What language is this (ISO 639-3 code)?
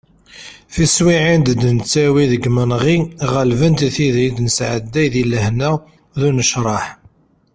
kab